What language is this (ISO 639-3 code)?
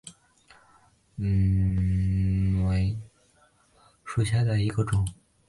zho